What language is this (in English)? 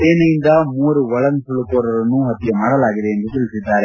Kannada